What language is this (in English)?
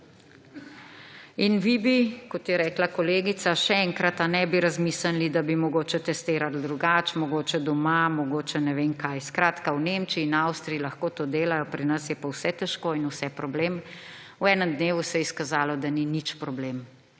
Slovenian